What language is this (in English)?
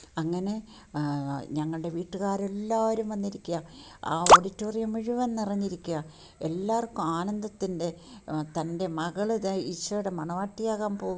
Malayalam